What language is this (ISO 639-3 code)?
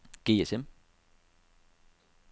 dan